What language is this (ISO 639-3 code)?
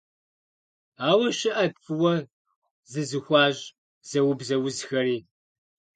kbd